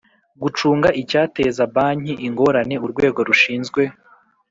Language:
Kinyarwanda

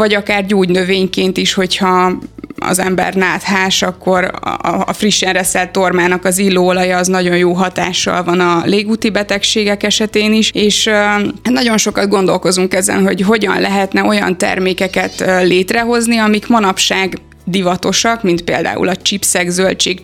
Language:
Hungarian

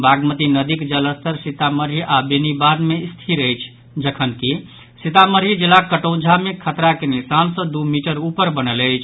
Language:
Maithili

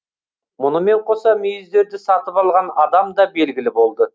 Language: Kazakh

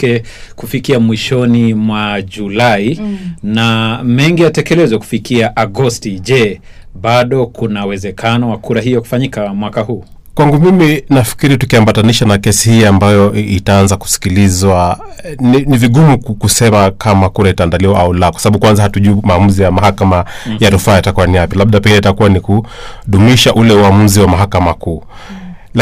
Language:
Swahili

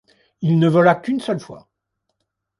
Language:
French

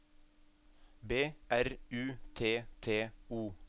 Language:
Norwegian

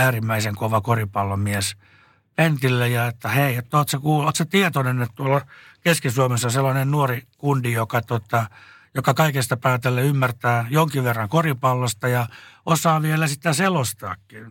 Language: Finnish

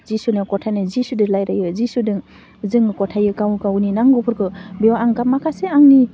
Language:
Bodo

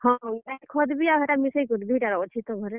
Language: Odia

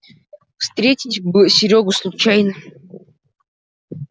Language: Russian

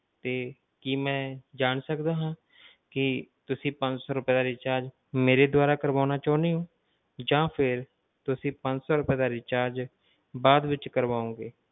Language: Punjabi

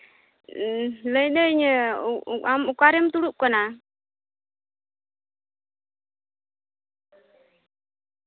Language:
Santali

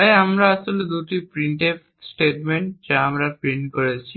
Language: Bangla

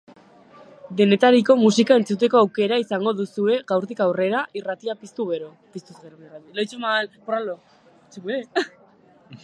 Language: Basque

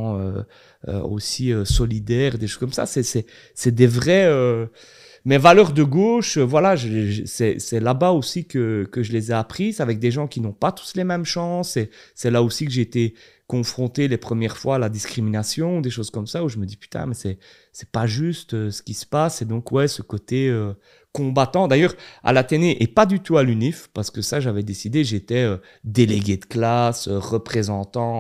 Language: French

